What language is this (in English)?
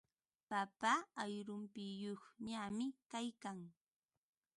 Ambo-Pasco Quechua